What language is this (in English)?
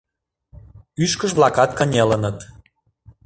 Mari